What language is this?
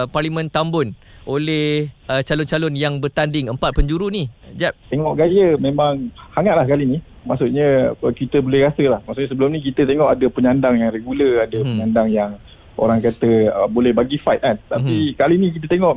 Malay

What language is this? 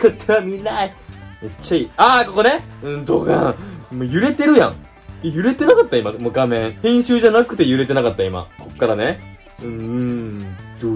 Japanese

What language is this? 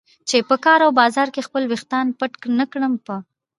Pashto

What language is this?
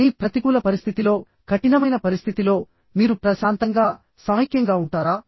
Telugu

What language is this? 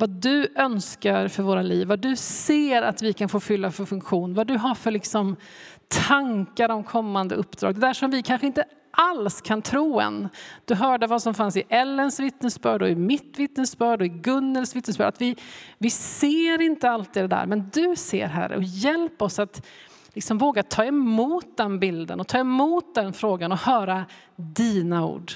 Swedish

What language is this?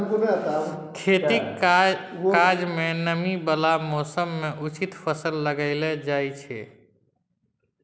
Maithili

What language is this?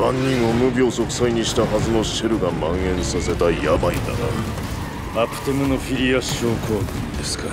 Japanese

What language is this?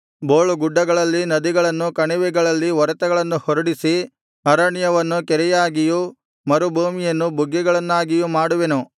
Kannada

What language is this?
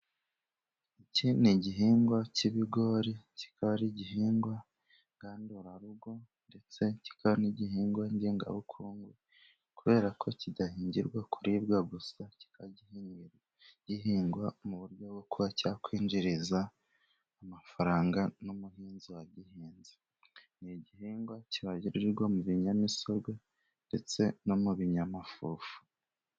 Kinyarwanda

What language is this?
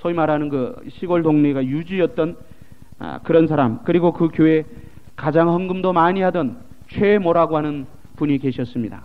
Korean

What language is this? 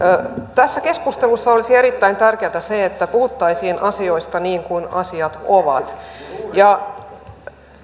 Finnish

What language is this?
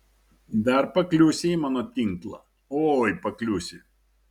Lithuanian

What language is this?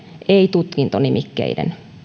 Finnish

